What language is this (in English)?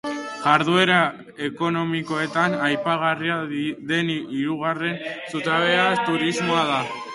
Basque